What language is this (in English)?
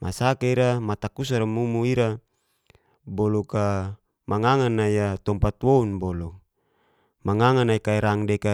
Geser-Gorom